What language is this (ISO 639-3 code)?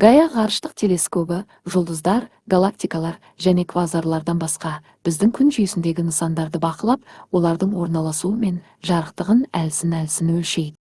kaz